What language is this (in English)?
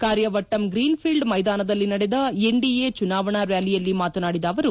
Kannada